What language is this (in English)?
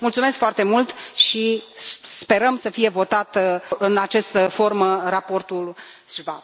Romanian